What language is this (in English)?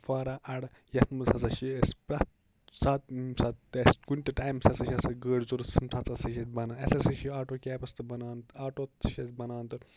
Kashmiri